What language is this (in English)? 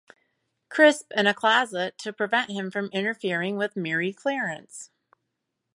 English